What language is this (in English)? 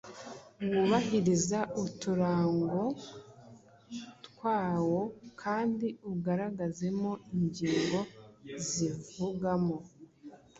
Kinyarwanda